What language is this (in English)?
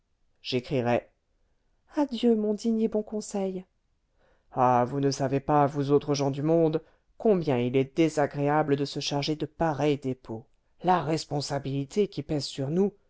French